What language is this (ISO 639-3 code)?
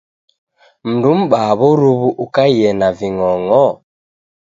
dav